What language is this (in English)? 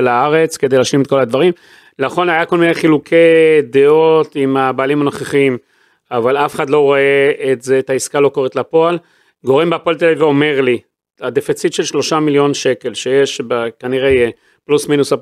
Hebrew